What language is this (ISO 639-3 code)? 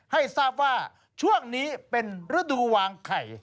tha